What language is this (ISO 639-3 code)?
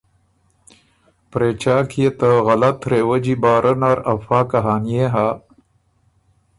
oru